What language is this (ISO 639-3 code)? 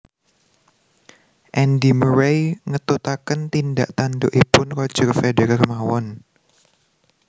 jav